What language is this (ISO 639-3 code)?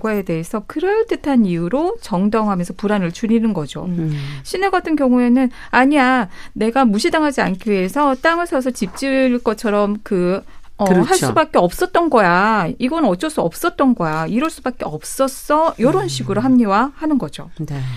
kor